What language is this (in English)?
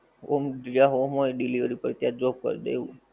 Gujarati